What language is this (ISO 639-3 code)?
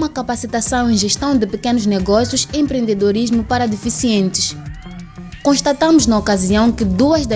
por